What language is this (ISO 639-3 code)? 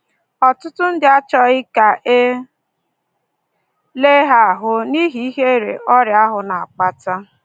ibo